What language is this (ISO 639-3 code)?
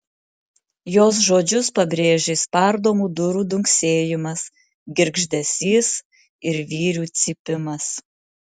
lit